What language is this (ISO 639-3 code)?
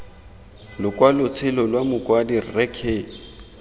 tsn